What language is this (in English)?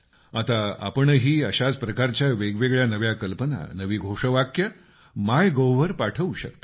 Marathi